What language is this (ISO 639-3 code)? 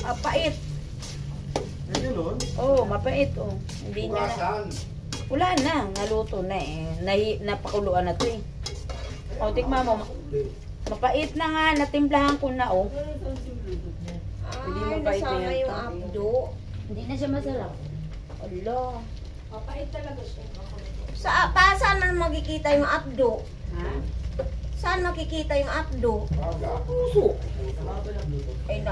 fil